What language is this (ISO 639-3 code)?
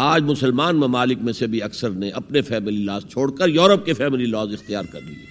urd